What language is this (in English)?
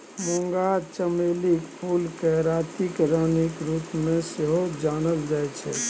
Maithili